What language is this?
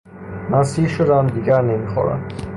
Persian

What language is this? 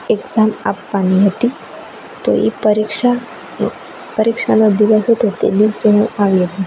Gujarati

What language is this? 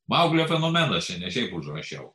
Lithuanian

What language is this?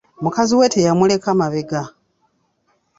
Ganda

